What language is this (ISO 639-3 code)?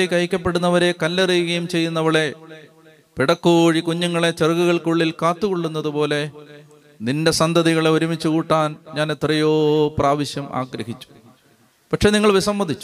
mal